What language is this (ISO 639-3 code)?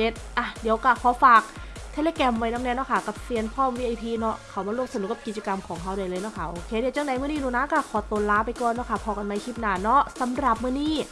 tha